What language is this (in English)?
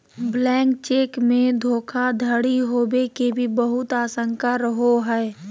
Magahi